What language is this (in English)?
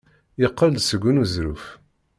Kabyle